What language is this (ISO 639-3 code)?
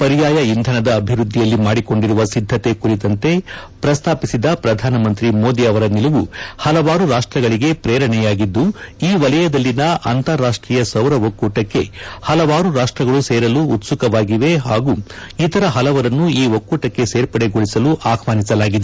kan